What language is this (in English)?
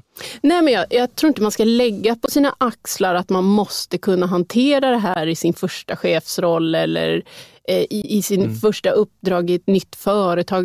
Swedish